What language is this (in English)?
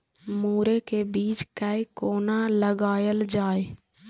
Maithili